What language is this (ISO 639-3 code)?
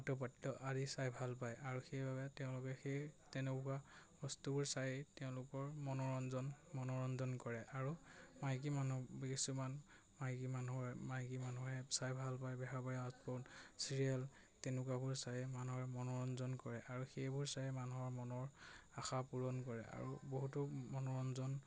asm